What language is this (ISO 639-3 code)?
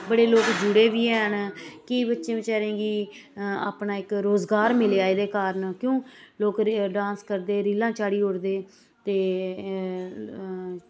doi